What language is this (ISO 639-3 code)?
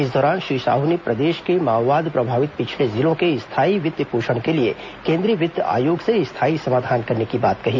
hin